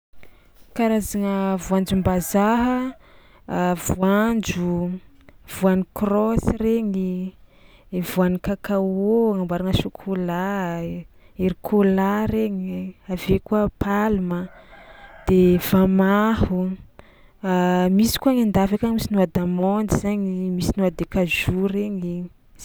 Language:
Tsimihety Malagasy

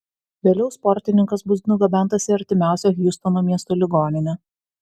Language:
Lithuanian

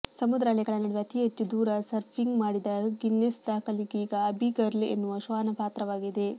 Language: Kannada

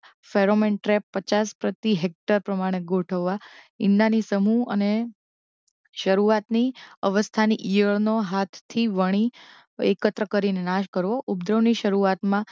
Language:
Gujarati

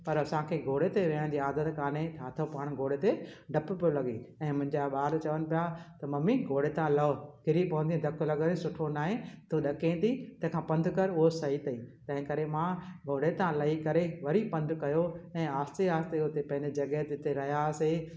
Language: Sindhi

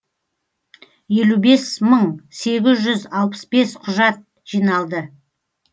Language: Kazakh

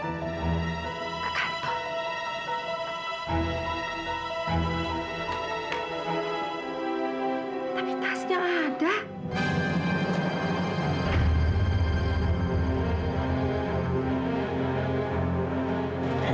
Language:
Indonesian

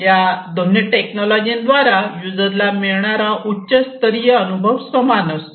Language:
Marathi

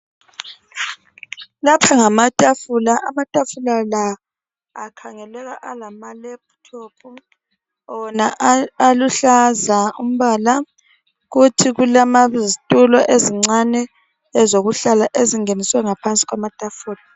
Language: North Ndebele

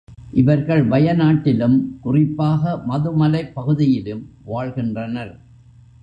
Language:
Tamil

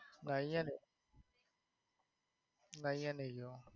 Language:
Gujarati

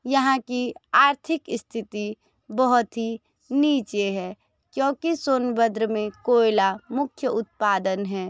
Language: Hindi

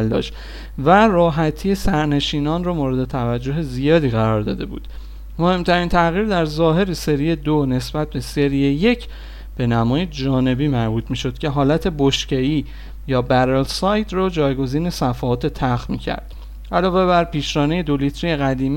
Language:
Persian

